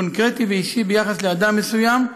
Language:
Hebrew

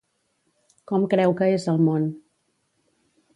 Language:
Catalan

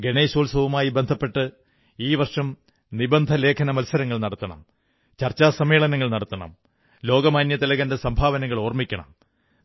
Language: Malayalam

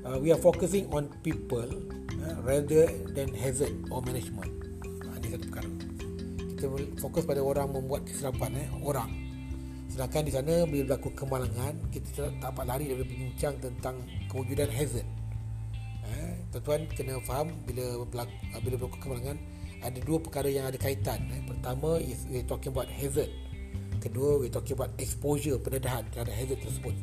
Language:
Malay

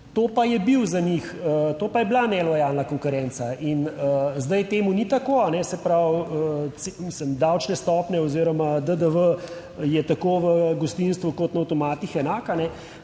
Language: Slovenian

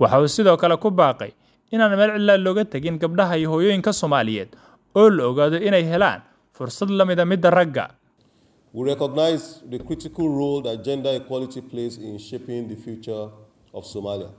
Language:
Arabic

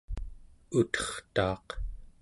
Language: Central Yupik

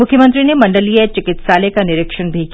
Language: Hindi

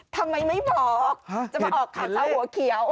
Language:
Thai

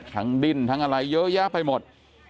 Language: Thai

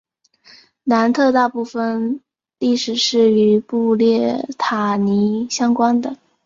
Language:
Chinese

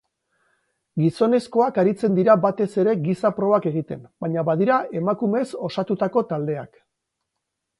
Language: Basque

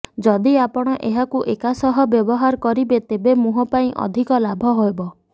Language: Odia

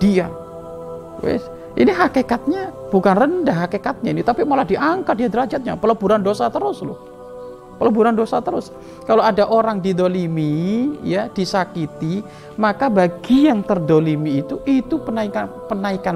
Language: Indonesian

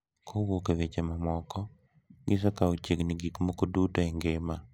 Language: Luo (Kenya and Tanzania)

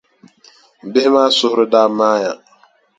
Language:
Dagbani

